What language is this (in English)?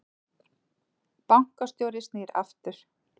Icelandic